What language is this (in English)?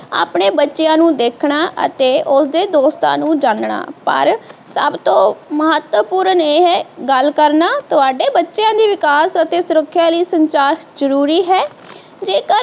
Punjabi